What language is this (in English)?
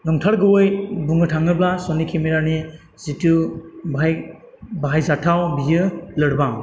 Bodo